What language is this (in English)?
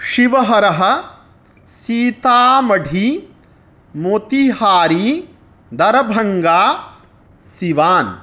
Sanskrit